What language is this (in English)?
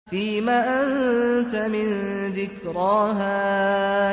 Arabic